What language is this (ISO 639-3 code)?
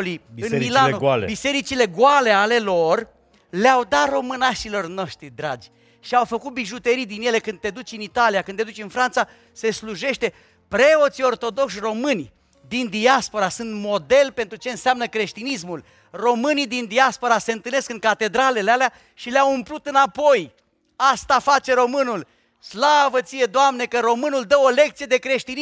ron